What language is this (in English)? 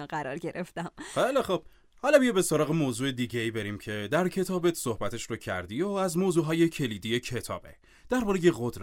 Persian